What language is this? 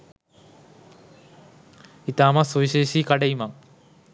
Sinhala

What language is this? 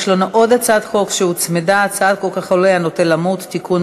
Hebrew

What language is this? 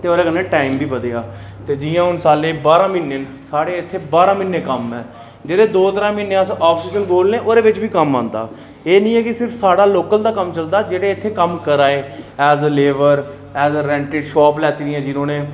Dogri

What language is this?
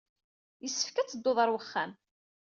Kabyle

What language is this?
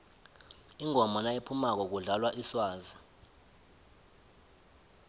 South Ndebele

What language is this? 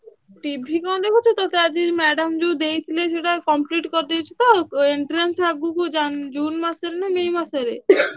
Odia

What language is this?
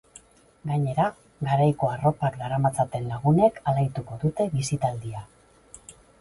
Basque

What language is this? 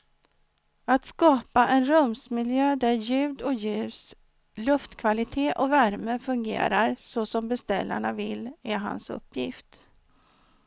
Swedish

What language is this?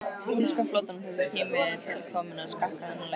Icelandic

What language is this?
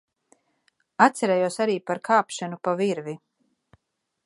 Latvian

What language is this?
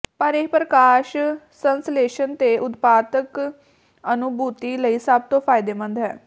Punjabi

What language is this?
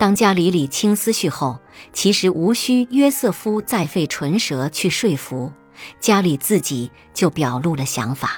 Chinese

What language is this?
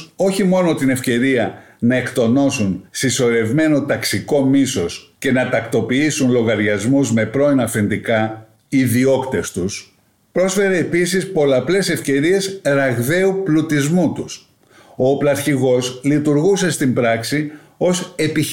Greek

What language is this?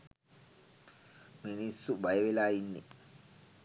Sinhala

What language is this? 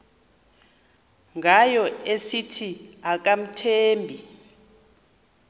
Xhosa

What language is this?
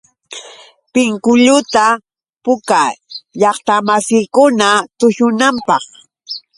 Yauyos Quechua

